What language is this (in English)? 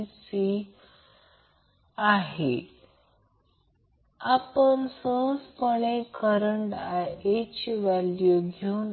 Marathi